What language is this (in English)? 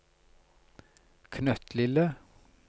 Norwegian